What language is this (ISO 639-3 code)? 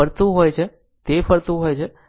guj